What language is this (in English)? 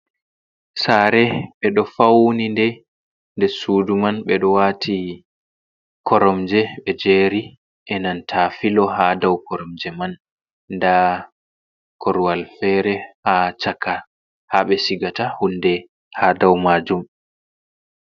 Fula